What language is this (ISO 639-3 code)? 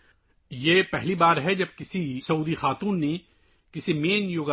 urd